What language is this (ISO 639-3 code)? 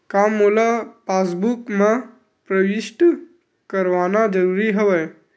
hne